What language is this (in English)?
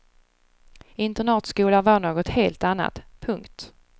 Swedish